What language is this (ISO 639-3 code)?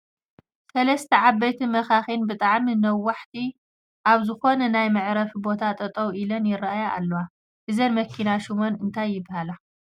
tir